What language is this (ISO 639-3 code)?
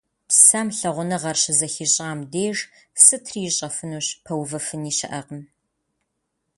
kbd